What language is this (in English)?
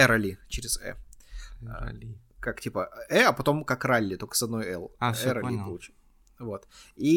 Russian